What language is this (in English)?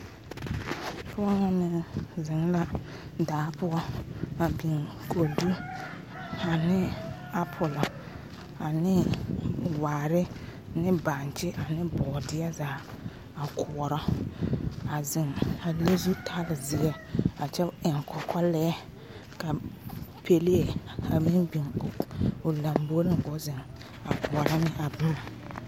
Southern Dagaare